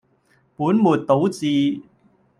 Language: Cantonese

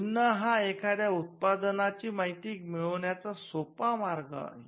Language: Marathi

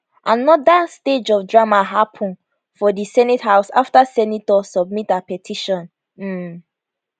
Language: Nigerian Pidgin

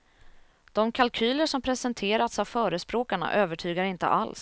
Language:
Swedish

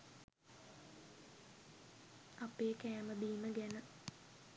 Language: Sinhala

